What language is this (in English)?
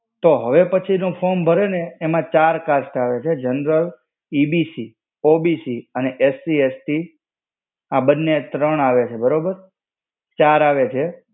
Gujarati